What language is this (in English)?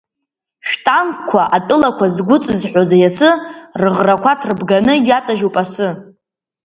Abkhazian